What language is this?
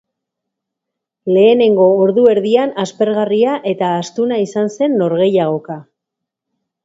Basque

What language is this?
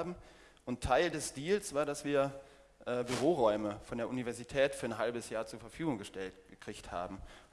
German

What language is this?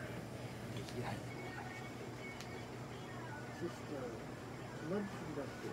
Japanese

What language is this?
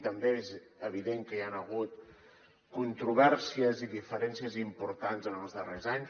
Catalan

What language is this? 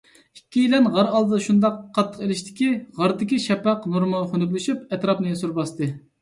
Uyghur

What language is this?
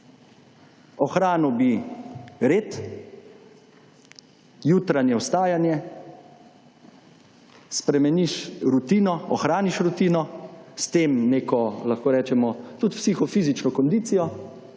Slovenian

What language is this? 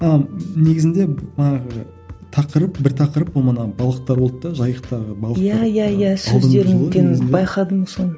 Kazakh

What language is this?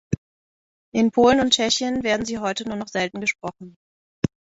German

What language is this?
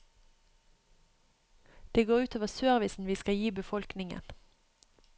Norwegian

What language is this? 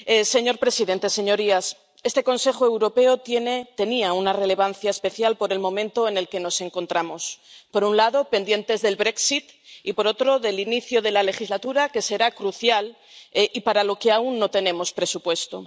Spanish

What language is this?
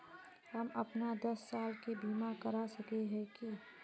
Magahi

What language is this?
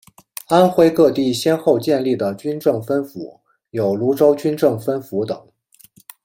Chinese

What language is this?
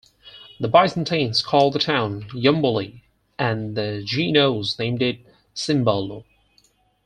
English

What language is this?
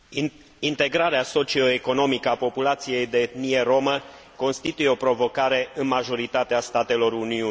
Romanian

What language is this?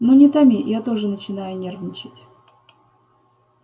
Russian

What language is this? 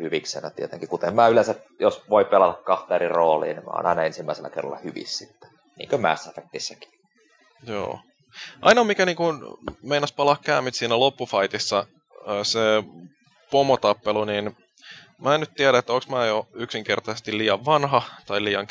Finnish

